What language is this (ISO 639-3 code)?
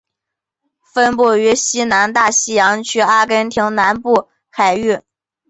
zho